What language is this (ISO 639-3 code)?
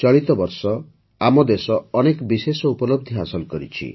ori